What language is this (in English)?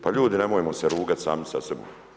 Croatian